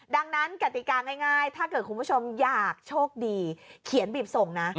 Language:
Thai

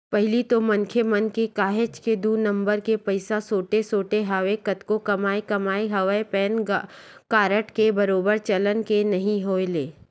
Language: Chhattisgarhi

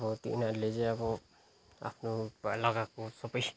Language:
Nepali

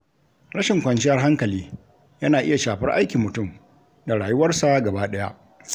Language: Hausa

